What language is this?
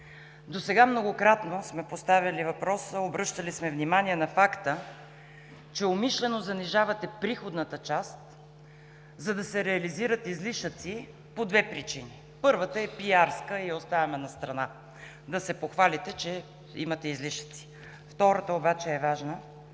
Bulgarian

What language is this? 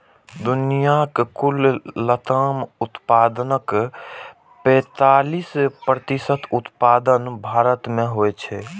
Maithili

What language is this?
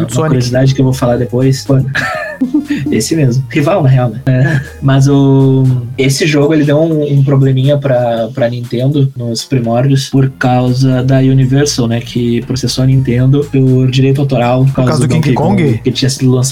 Portuguese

